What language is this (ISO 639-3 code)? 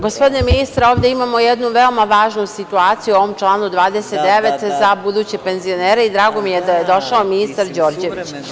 srp